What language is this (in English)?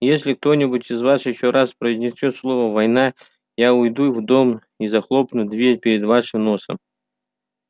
Russian